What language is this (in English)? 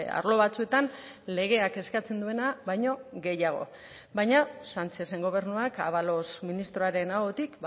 Basque